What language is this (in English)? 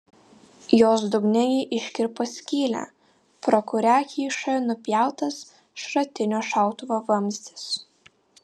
Lithuanian